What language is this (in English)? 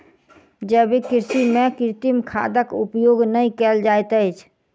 Maithili